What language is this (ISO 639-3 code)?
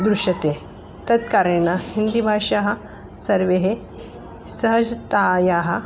san